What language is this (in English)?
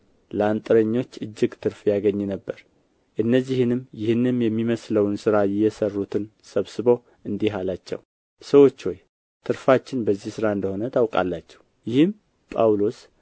Amharic